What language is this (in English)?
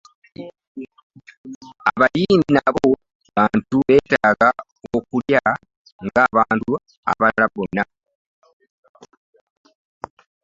Ganda